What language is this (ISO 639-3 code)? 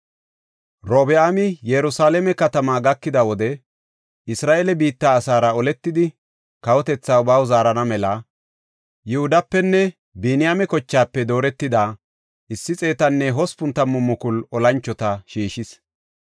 gof